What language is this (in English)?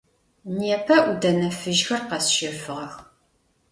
Adyghe